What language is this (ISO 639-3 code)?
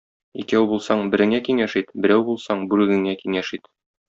tat